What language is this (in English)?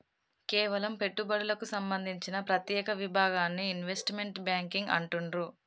Telugu